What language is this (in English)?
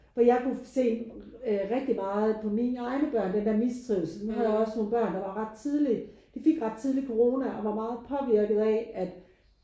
Danish